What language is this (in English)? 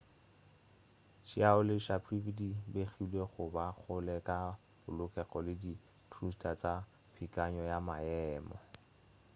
Northern Sotho